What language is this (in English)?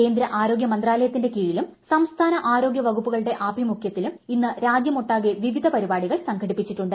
Malayalam